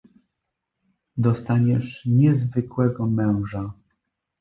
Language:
Polish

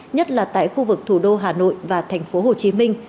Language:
Vietnamese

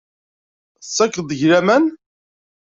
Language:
Kabyle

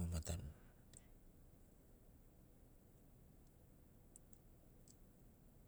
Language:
Sinaugoro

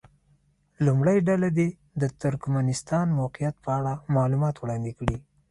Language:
Pashto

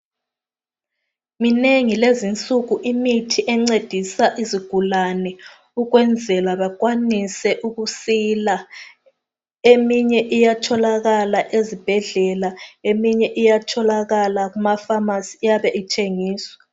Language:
North Ndebele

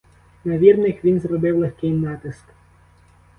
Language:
Ukrainian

